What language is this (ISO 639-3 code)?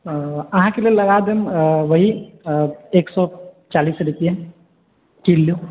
mai